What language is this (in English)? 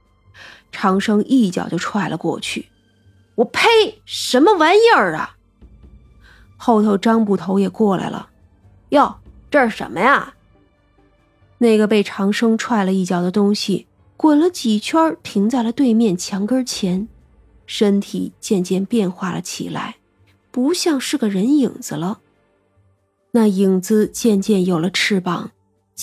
Chinese